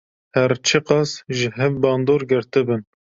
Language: Kurdish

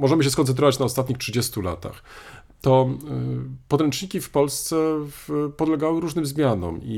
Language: Polish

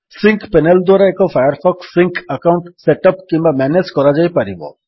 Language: Odia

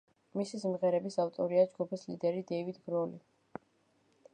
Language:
Georgian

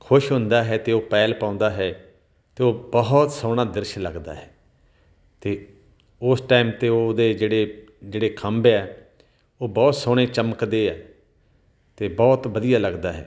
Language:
Punjabi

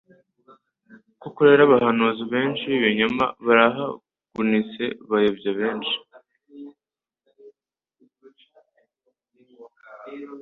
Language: Kinyarwanda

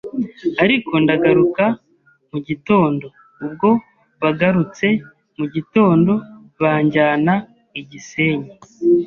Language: Kinyarwanda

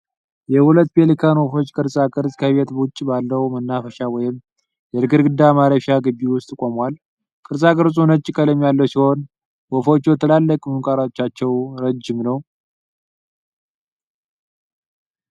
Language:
Amharic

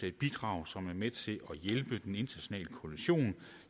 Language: Danish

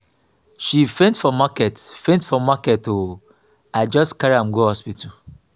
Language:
Nigerian Pidgin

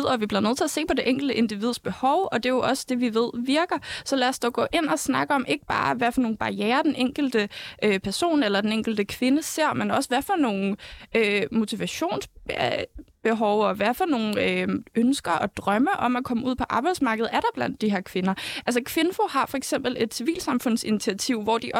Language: Danish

